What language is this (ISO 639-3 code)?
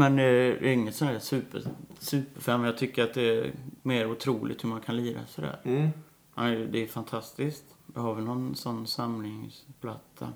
swe